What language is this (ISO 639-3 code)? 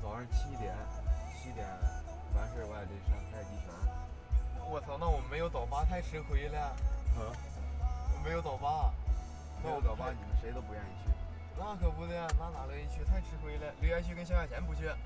zho